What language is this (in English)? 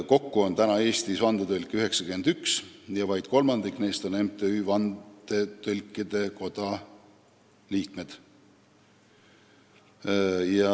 Estonian